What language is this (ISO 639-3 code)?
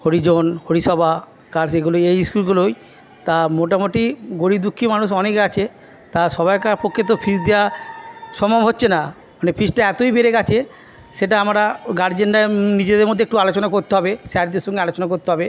ben